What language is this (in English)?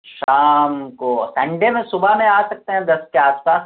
Urdu